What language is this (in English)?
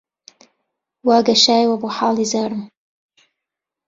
Central Kurdish